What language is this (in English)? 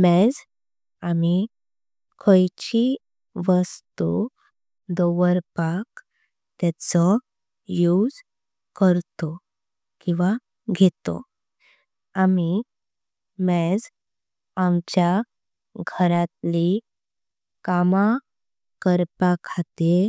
Konkani